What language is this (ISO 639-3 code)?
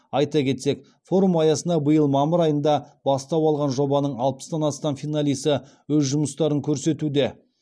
kaz